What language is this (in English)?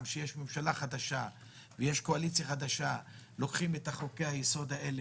Hebrew